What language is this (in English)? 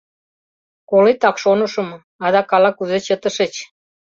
Mari